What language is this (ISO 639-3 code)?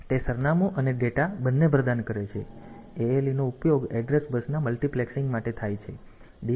guj